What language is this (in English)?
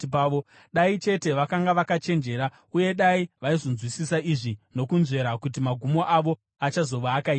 Shona